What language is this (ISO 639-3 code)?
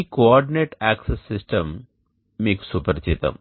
tel